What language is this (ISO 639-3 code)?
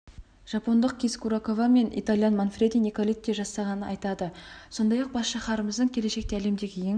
kaz